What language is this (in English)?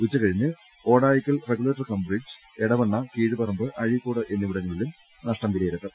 Malayalam